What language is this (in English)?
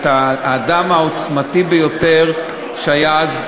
Hebrew